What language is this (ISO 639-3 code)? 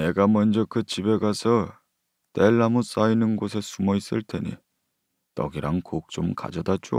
kor